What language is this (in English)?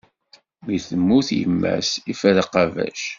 Kabyle